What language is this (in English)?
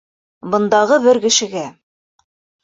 Bashkir